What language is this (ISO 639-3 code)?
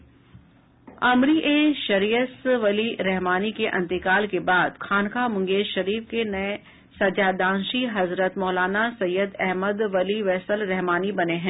hin